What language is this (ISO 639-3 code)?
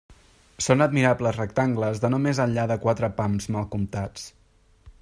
cat